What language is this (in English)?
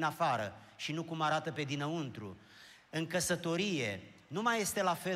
Romanian